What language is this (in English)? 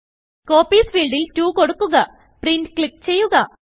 Malayalam